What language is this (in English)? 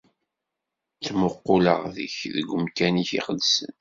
Kabyle